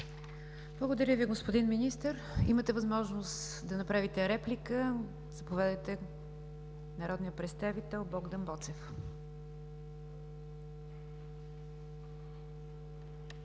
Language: Bulgarian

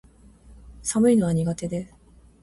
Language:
Japanese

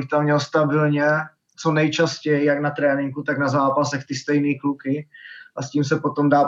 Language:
Czech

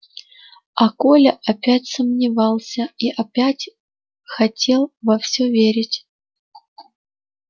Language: Russian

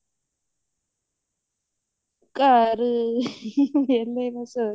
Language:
Punjabi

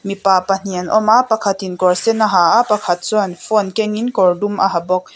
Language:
Mizo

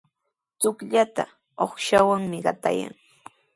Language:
Sihuas Ancash Quechua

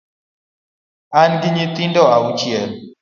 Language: Luo (Kenya and Tanzania)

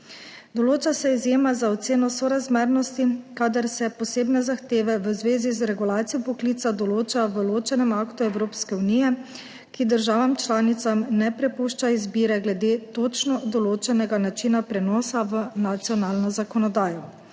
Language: Slovenian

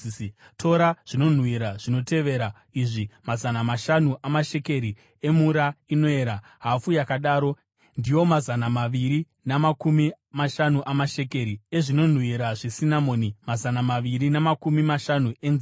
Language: Shona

